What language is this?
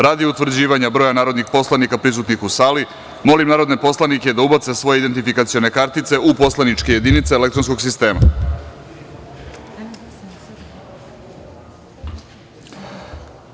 Serbian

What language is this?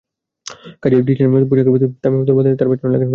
Bangla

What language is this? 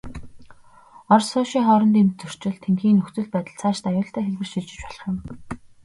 Mongolian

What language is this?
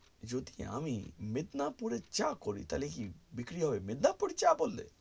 Bangla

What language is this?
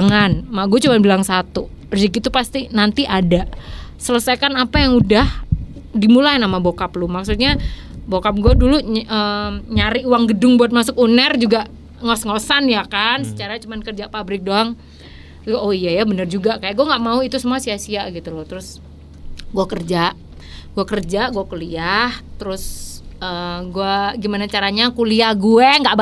Indonesian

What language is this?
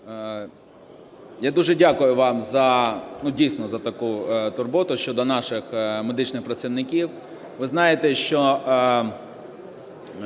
Ukrainian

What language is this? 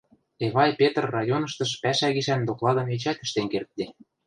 Western Mari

